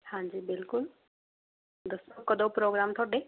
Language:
Punjabi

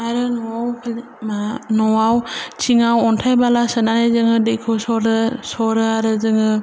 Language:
Bodo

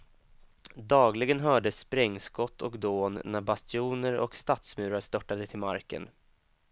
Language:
Swedish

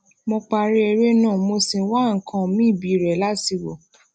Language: Yoruba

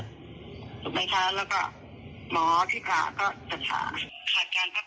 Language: Thai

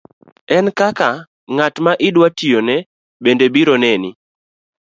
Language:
Luo (Kenya and Tanzania)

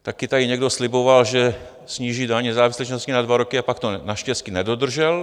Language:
Czech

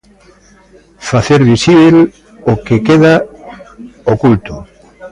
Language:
Galician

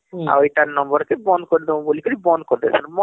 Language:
Odia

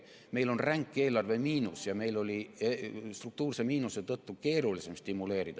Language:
Estonian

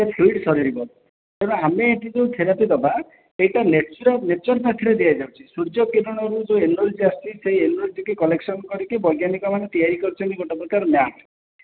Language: Odia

